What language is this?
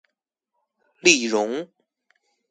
Chinese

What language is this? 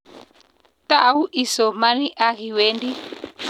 Kalenjin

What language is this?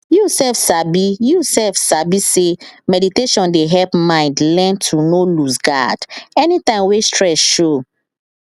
Nigerian Pidgin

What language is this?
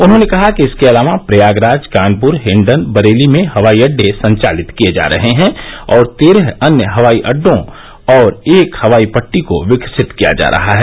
Hindi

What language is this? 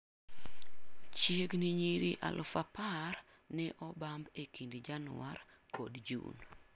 Luo (Kenya and Tanzania)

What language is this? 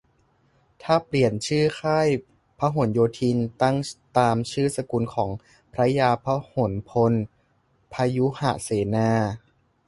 Thai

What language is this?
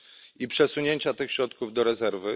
Polish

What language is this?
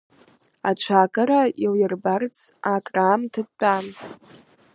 Abkhazian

